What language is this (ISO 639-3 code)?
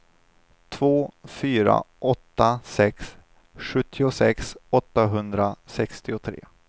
swe